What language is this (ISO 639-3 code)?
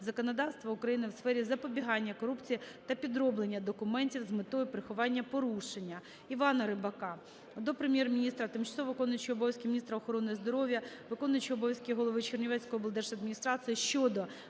ukr